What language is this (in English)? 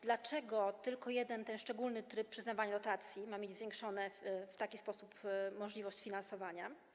Polish